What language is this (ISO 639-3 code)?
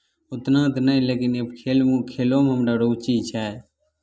mai